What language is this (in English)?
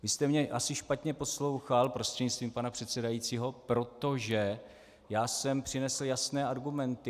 Czech